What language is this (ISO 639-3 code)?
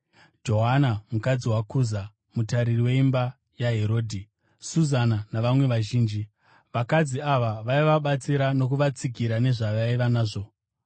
sna